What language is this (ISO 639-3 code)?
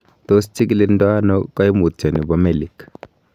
kln